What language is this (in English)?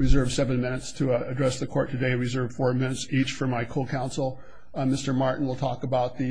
English